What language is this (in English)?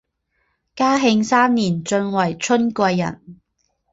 Chinese